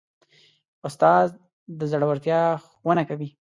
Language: Pashto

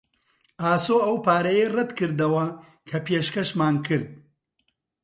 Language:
Central Kurdish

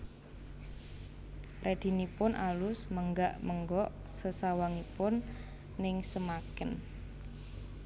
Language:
Javanese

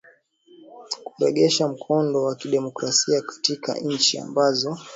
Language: Swahili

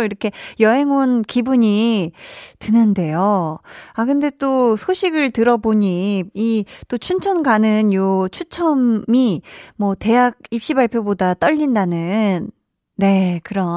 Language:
Korean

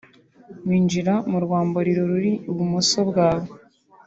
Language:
Kinyarwanda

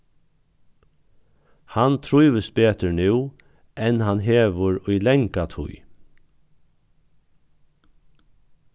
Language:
Faroese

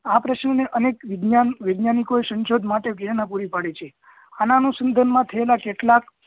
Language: Gujarati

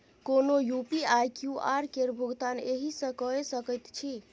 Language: Maithili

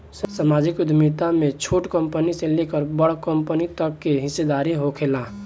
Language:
Bhojpuri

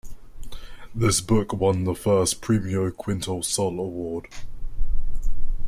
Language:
English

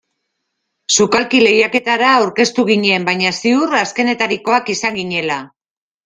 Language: Basque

